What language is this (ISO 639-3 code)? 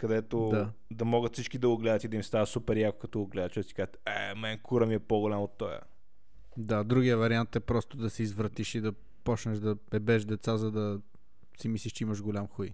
bul